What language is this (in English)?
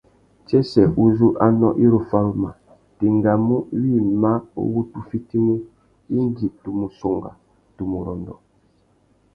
Tuki